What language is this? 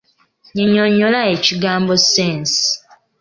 Ganda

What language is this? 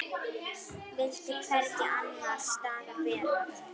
Icelandic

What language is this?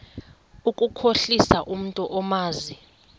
Xhosa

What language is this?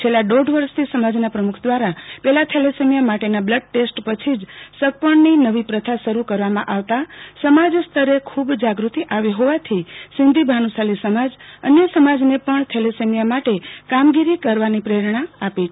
Gujarati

